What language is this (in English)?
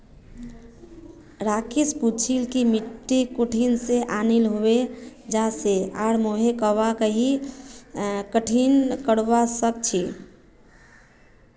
Magahi